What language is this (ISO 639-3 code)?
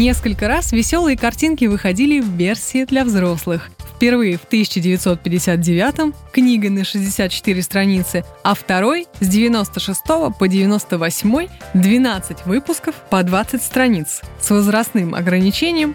rus